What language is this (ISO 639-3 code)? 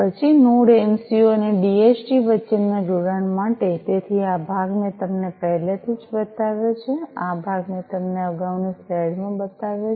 guj